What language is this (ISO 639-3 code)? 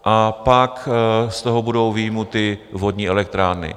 ces